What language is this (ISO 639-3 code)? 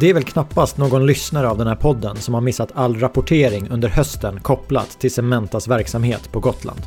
swe